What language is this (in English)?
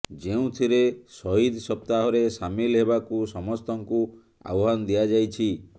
Odia